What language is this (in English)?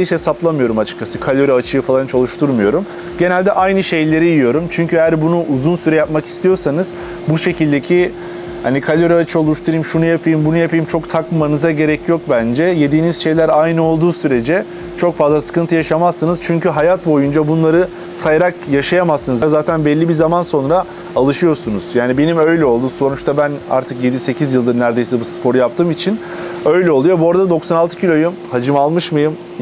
Turkish